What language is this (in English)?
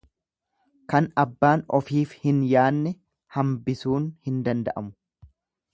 Oromo